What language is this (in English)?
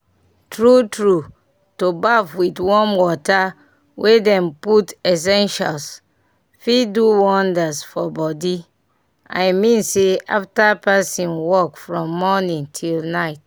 Nigerian Pidgin